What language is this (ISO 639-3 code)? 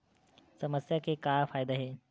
hne